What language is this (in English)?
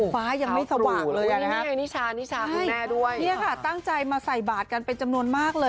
Thai